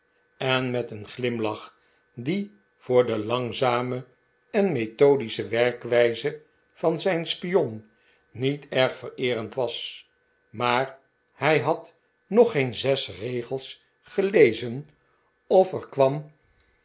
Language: Dutch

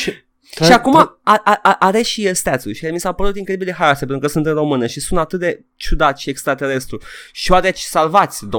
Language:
Romanian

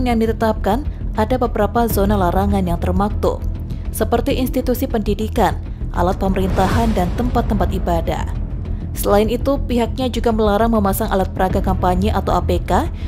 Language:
Indonesian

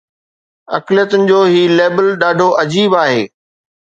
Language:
Sindhi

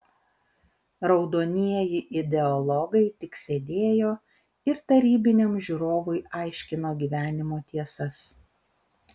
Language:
Lithuanian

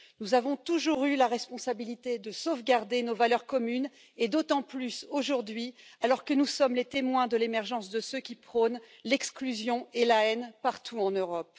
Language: French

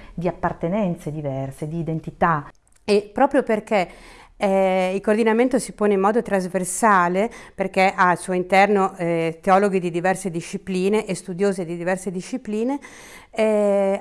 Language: Italian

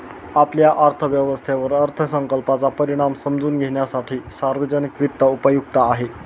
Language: Marathi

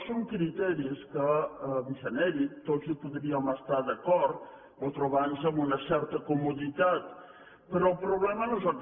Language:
Catalan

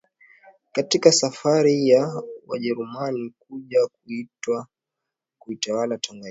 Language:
Swahili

